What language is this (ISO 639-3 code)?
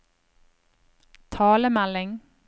nor